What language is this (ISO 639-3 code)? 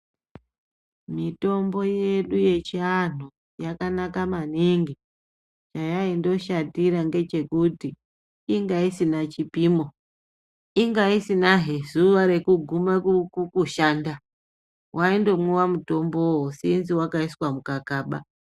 ndc